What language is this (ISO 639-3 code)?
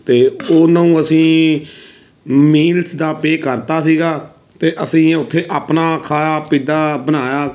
pan